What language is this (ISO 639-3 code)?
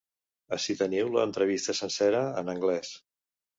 cat